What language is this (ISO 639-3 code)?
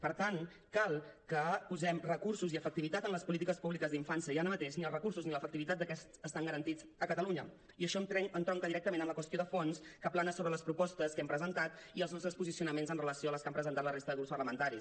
cat